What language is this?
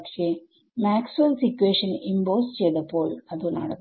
Malayalam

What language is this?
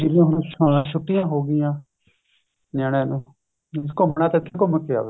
Punjabi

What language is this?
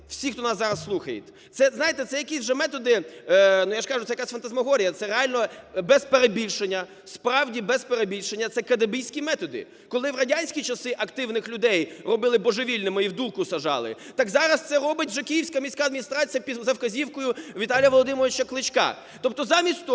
Ukrainian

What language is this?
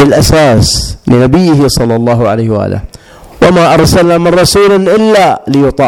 Arabic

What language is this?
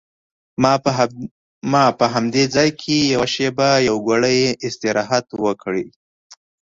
Pashto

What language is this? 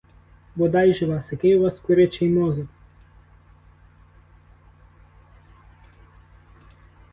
Ukrainian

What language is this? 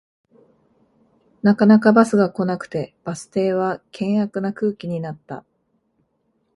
Japanese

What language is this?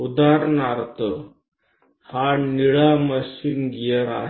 Gujarati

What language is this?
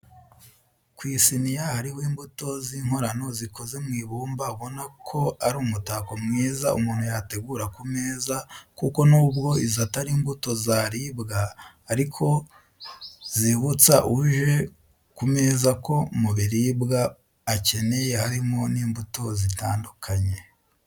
Kinyarwanda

